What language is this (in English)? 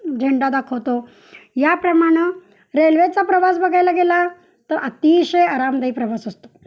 Marathi